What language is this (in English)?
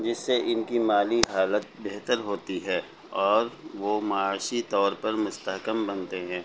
Urdu